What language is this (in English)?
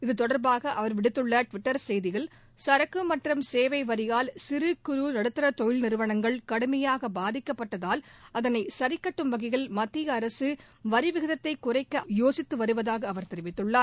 Tamil